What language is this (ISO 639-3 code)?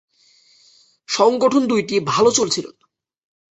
ben